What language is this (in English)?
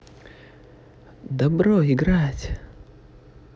Russian